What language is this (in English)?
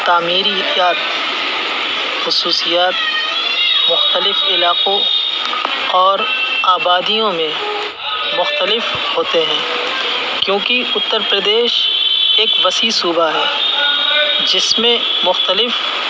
Urdu